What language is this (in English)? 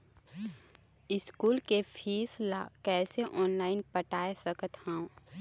Chhattisgarhi